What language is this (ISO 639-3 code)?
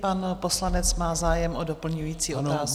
ces